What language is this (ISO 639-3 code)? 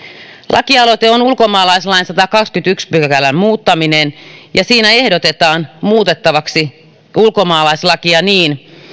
fin